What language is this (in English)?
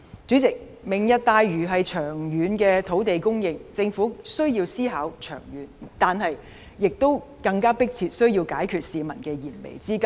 Cantonese